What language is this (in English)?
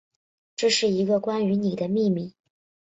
Chinese